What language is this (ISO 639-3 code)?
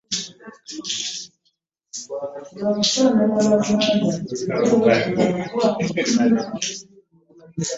lug